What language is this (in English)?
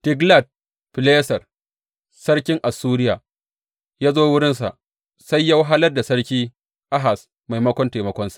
Hausa